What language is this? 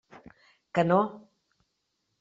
Catalan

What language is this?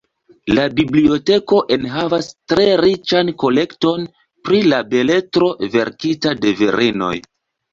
Esperanto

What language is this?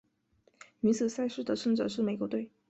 Chinese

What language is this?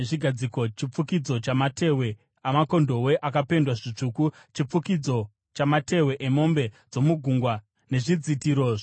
Shona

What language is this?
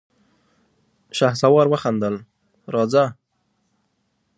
Pashto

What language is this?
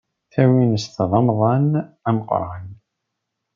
Kabyle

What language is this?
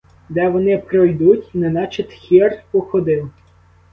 Ukrainian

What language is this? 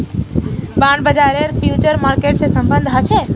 Magahi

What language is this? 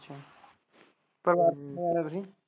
Punjabi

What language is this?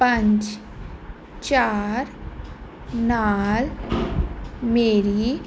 Punjabi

